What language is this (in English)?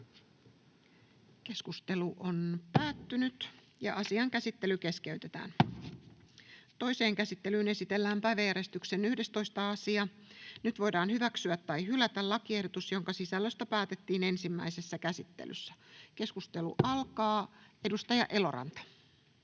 Finnish